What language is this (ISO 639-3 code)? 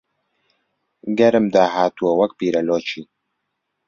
ckb